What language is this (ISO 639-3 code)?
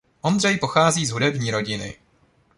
ces